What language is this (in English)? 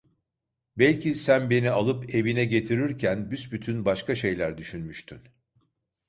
Turkish